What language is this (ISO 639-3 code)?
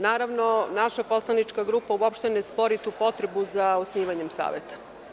srp